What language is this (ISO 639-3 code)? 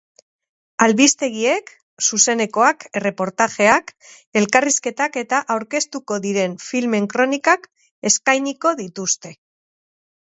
eus